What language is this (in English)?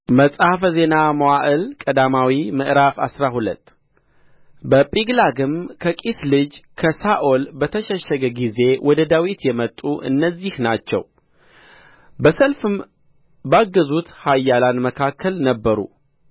Amharic